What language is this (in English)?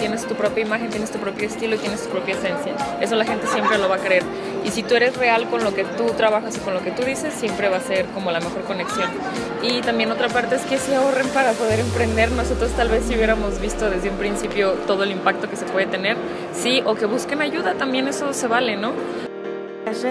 Spanish